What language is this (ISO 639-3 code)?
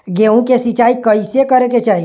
bho